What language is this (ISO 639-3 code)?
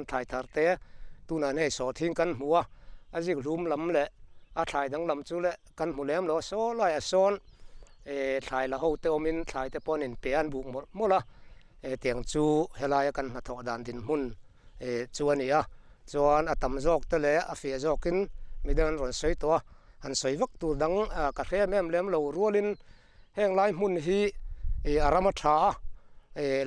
tha